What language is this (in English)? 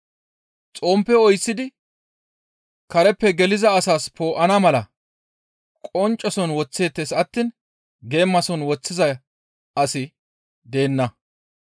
Gamo